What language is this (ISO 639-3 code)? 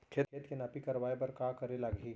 hne